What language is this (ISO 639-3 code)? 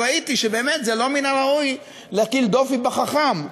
heb